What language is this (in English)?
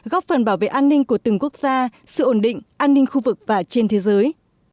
Vietnamese